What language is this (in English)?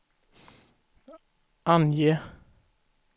Swedish